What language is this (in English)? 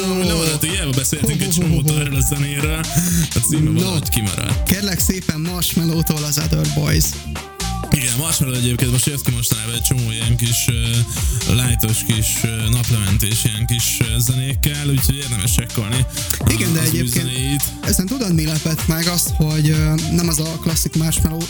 Hungarian